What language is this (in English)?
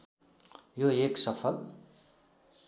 Nepali